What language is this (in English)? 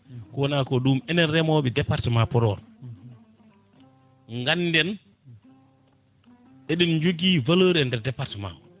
Fula